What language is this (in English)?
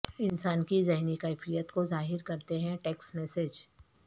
Urdu